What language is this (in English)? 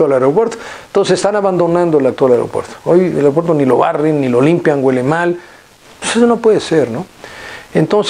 Spanish